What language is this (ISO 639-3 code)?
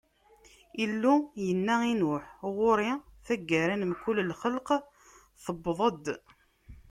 kab